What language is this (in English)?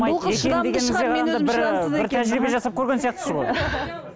Kazakh